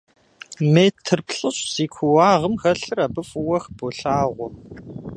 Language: Kabardian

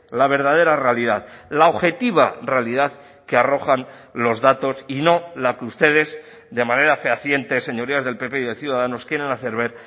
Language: Spanish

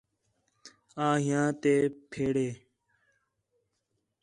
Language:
Khetrani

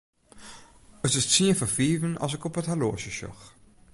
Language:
Western Frisian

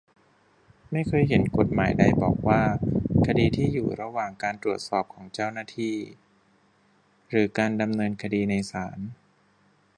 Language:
Thai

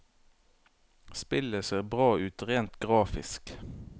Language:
Norwegian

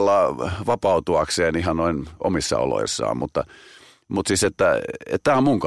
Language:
Finnish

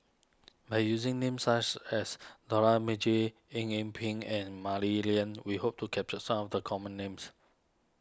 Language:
English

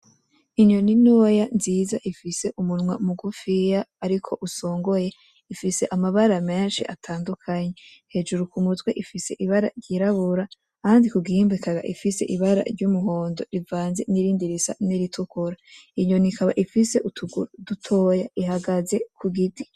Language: Rundi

